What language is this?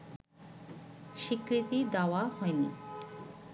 Bangla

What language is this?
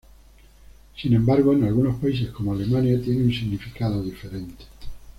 Spanish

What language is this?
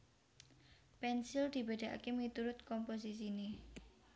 Javanese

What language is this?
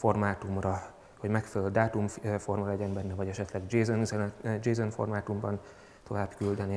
Hungarian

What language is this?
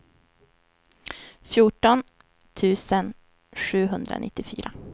Swedish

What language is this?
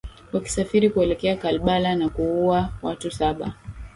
Swahili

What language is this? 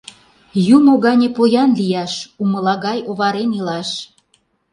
Mari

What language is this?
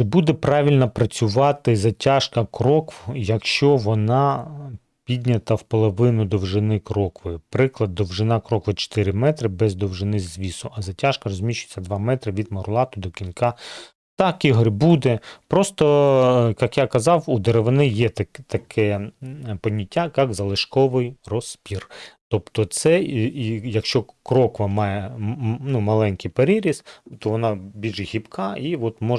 Ukrainian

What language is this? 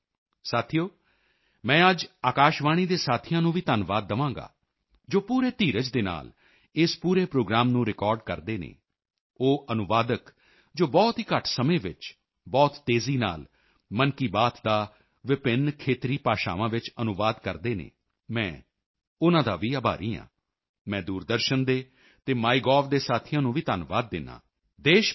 Punjabi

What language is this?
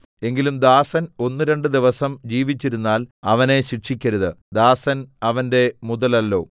Malayalam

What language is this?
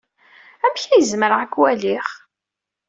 Kabyle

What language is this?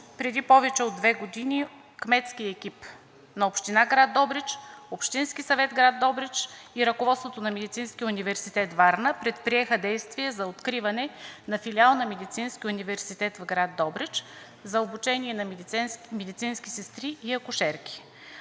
Bulgarian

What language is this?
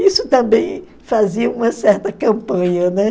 Portuguese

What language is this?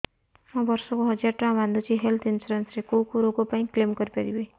Odia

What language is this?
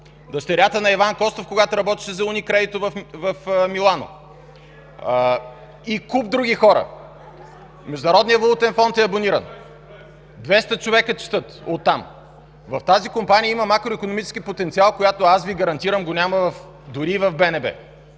Bulgarian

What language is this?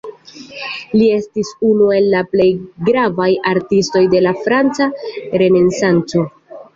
Esperanto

